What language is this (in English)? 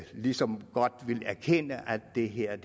Danish